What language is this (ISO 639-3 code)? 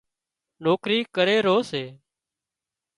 kxp